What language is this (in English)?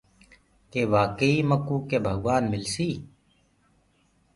Gurgula